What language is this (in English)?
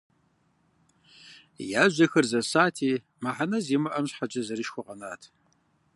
Kabardian